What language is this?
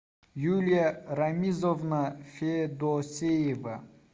Russian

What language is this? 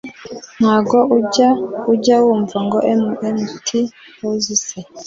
Kinyarwanda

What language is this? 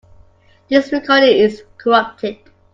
English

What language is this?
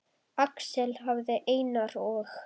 Icelandic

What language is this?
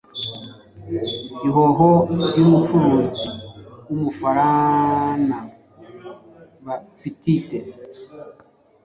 Kinyarwanda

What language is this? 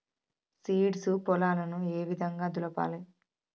Telugu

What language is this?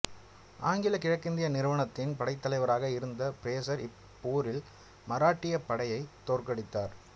Tamil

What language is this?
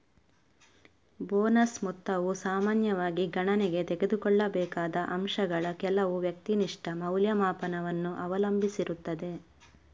Kannada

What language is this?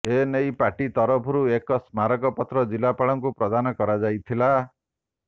Odia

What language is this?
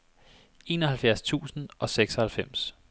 Danish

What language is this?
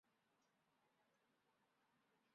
Chinese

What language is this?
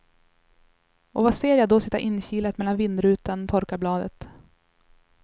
Swedish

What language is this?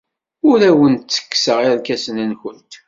Kabyle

